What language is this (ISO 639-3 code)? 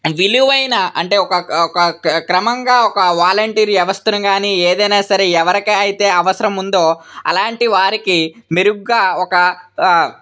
tel